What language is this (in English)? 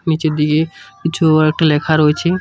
Bangla